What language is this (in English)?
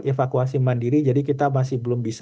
Indonesian